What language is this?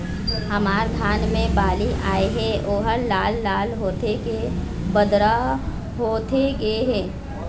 Chhattisgarhi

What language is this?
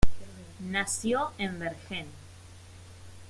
Spanish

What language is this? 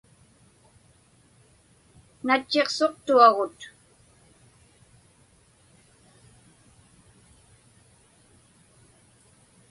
Inupiaq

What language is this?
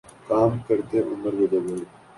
Urdu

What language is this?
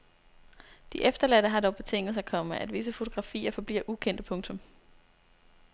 Danish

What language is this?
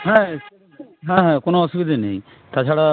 Bangla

